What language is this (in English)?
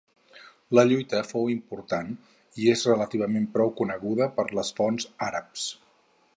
Catalan